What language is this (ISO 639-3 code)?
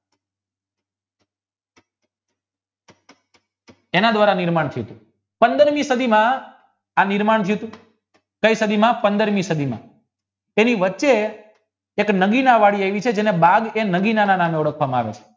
guj